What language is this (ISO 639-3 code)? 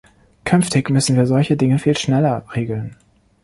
deu